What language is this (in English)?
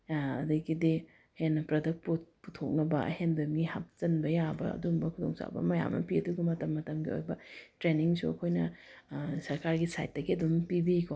Manipuri